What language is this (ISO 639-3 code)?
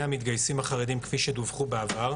heb